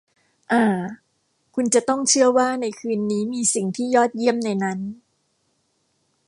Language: Thai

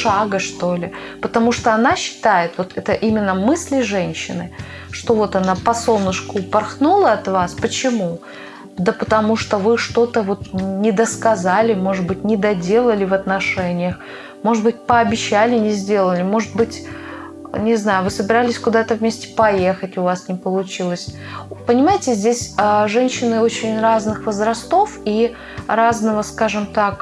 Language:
Russian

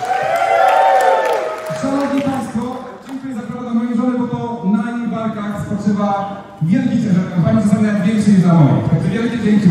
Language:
Polish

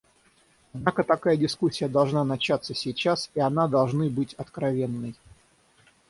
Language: Russian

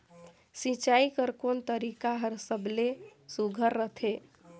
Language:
Chhattisgarhi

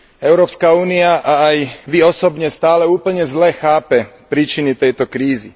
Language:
Slovak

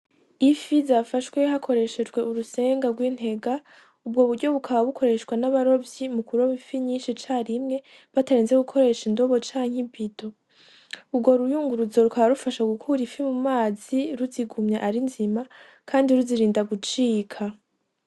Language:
Rundi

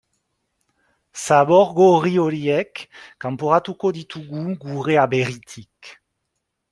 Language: Basque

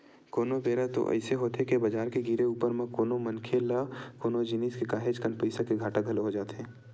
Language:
Chhattisgarhi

